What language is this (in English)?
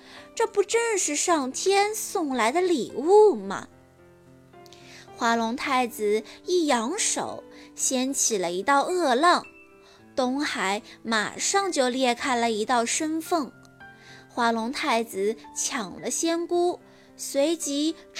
Chinese